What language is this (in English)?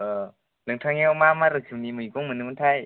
Bodo